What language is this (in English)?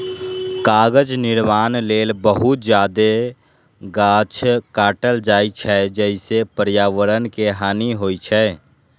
Maithili